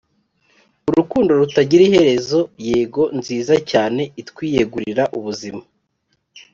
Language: Kinyarwanda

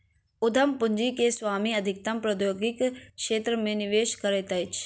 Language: Maithili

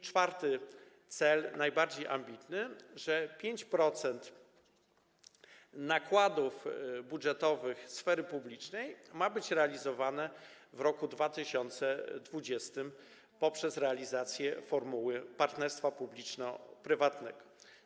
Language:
Polish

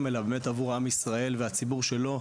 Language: Hebrew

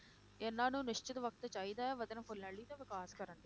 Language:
Punjabi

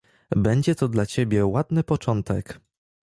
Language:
Polish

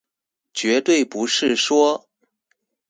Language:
Chinese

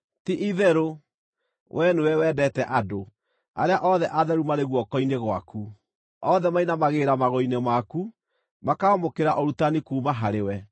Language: Kikuyu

